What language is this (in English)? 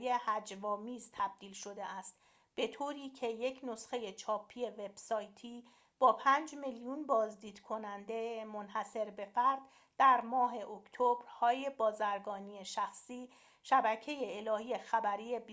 Persian